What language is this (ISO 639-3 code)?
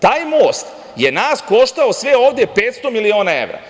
srp